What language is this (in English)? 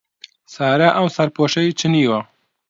Central Kurdish